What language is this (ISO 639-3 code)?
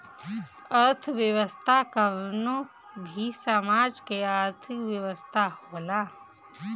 bho